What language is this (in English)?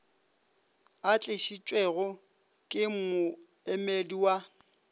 Northern Sotho